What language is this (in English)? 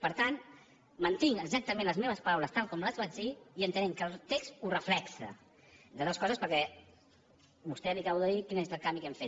Catalan